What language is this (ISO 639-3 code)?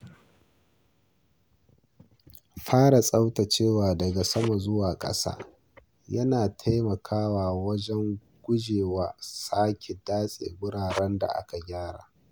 hau